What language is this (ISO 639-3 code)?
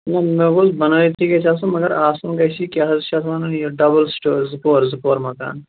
kas